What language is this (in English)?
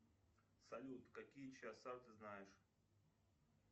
Russian